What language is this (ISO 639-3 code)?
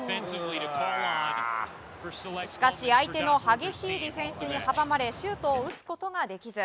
jpn